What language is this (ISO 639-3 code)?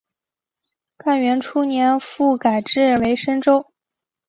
zho